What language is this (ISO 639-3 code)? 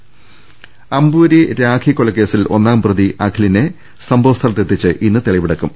mal